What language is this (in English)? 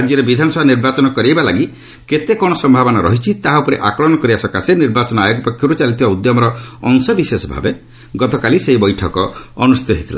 Odia